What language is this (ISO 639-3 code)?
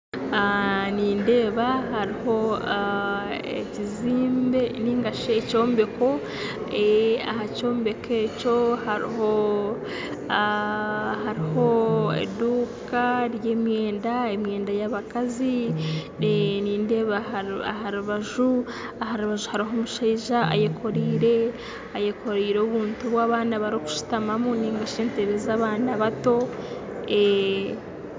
nyn